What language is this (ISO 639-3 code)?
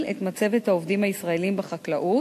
heb